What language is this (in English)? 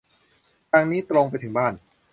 Thai